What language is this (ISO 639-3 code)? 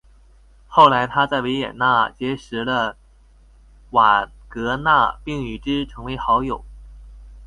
zho